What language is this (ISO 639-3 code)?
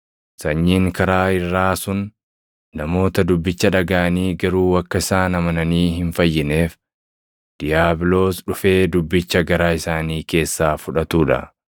orm